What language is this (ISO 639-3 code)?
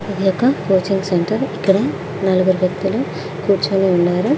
tel